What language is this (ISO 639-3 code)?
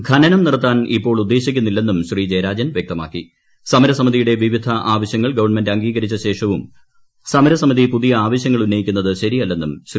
mal